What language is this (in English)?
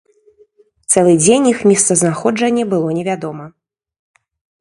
Belarusian